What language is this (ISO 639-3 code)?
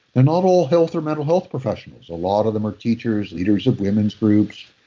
eng